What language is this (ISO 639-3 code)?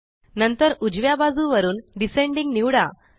mar